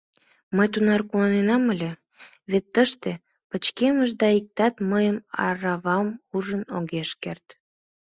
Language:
Mari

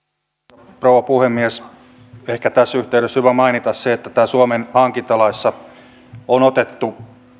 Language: Finnish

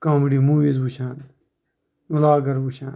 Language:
Kashmiri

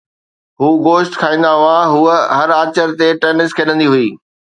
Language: Sindhi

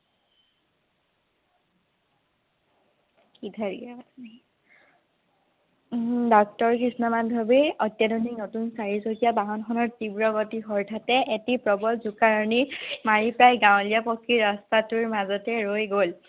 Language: Assamese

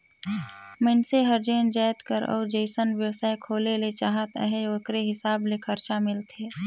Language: Chhattisgarhi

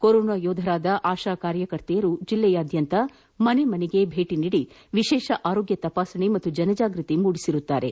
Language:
Kannada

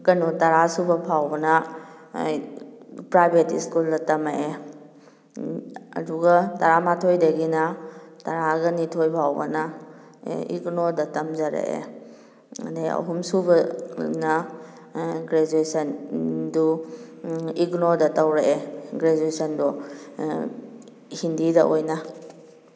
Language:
Manipuri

